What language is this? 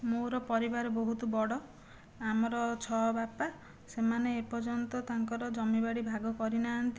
Odia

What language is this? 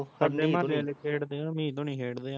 Punjabi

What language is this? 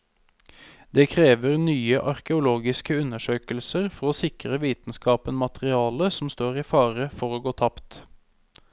Norwegian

